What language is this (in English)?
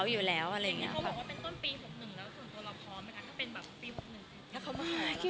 Thai